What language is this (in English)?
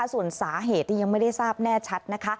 Thai